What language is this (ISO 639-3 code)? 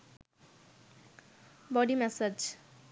ben